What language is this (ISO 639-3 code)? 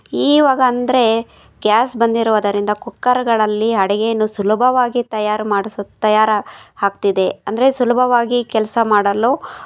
kan